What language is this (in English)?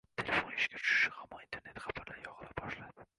Uzbek